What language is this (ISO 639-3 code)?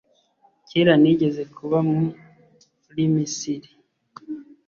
kin